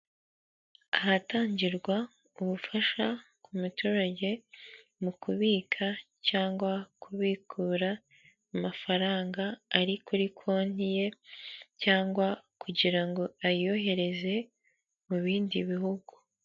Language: Kinyarwanda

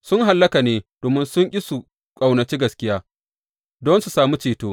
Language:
Hausa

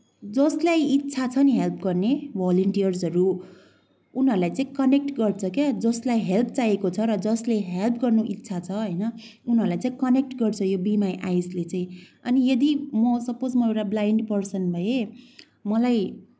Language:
Nepali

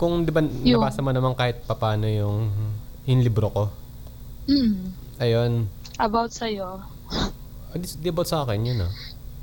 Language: Filipino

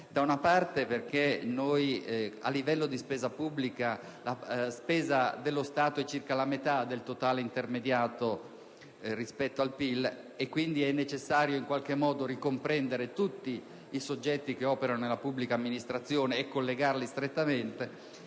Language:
Italian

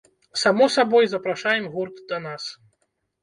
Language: Belarusian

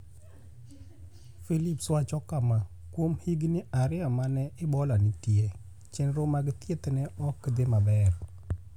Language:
Luo (Kenya and Tanzania)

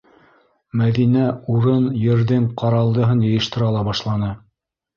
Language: Bashkir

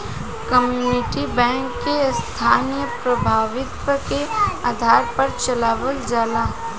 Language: Bhojpuri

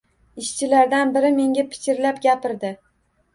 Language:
Uzbek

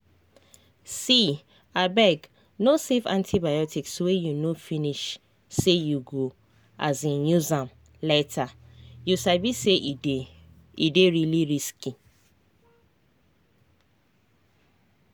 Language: Nigerian Pidgin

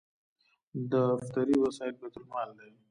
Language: Pashto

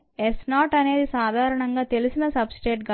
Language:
Telugu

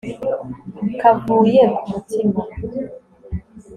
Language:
Kinyarwanda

